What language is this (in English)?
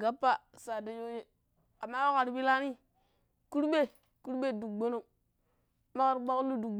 Pero